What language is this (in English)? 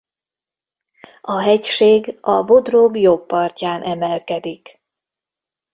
Hungarian